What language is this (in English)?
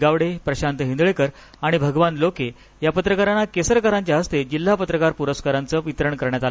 Marathi